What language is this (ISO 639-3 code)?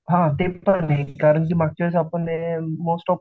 mar